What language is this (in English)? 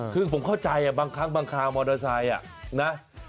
Thai